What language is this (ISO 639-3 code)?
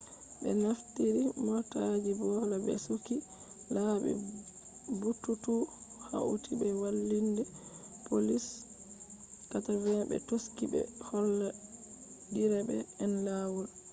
ful